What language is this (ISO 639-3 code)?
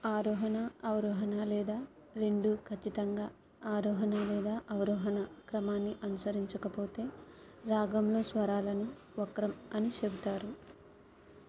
tel